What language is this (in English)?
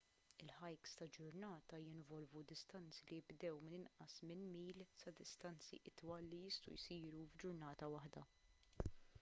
Maltese